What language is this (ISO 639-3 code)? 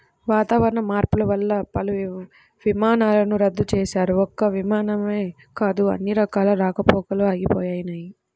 tel